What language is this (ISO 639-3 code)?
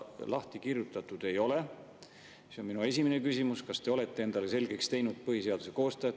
est